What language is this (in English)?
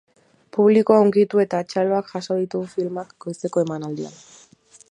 Basque